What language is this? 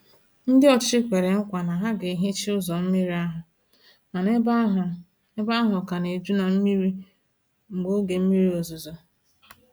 Igbo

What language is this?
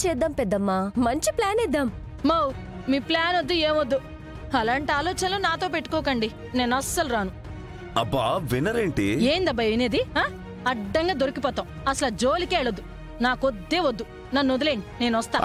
Telugu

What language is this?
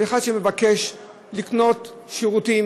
Hebrew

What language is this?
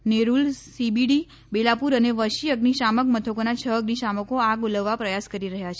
Gujarati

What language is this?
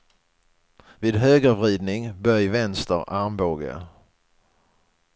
Swedish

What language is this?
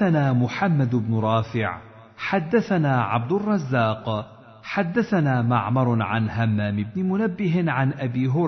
Arabic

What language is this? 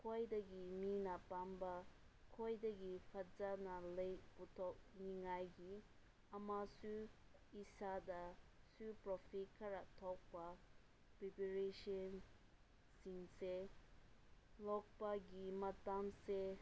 Manipuri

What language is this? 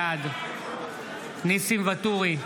Hebrew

